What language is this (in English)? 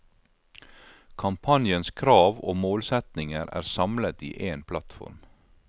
Norwegian